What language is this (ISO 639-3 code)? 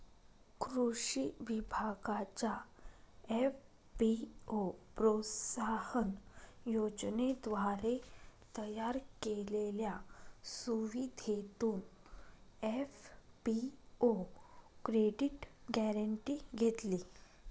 mar